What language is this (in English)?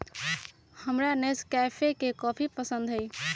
Magahi